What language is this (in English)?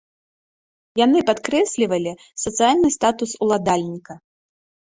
Belarusian